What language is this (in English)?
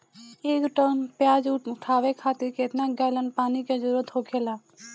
Bhojpuri